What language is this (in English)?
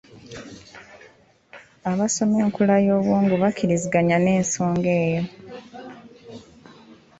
Ganda